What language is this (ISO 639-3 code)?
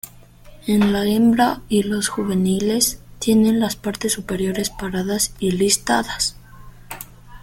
spa